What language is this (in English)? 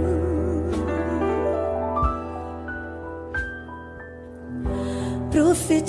Portuguese